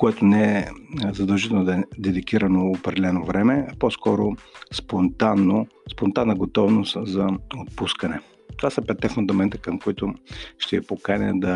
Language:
Bulgarian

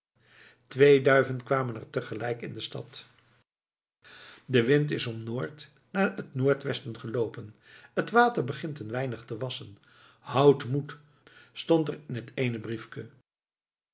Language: Dutch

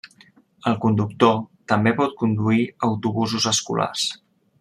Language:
Catalan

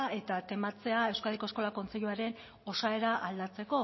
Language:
Basque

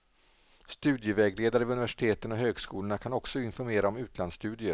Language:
Swedish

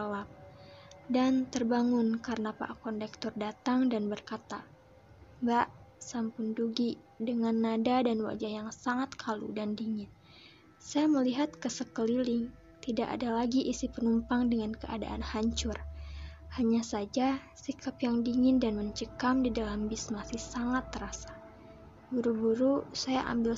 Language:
Indonesian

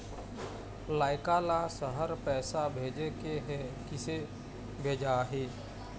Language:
Chhattisgarhi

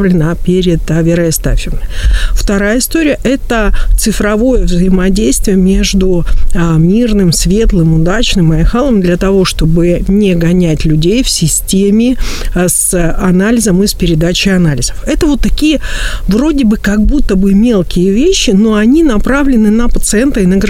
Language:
Russian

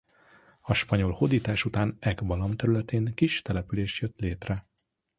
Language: Hungarian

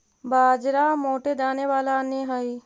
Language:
Magahi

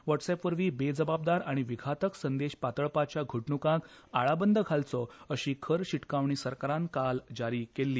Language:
Konkani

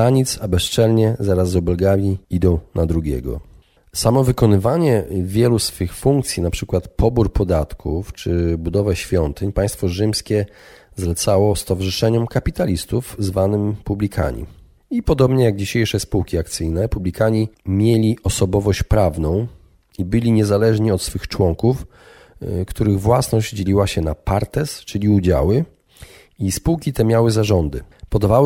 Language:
Polish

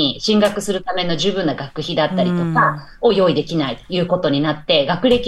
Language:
Japanese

